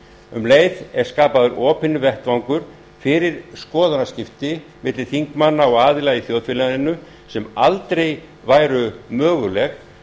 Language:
Icelandic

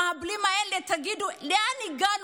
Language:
Hebrew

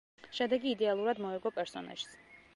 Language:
Georgian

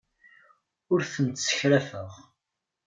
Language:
Kabyle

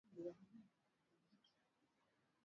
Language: Swahili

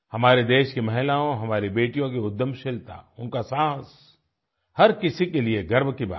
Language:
Hindi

